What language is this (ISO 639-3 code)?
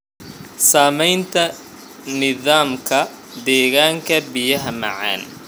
som